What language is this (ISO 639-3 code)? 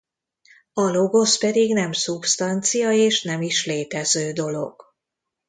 hun